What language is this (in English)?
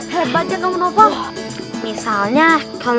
Indonesian